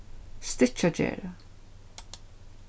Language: Faroese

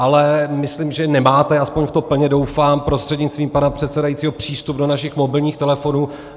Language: Czech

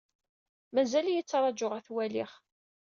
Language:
Kabyle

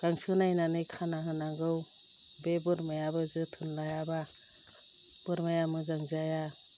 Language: Bodo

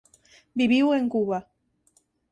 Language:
Galician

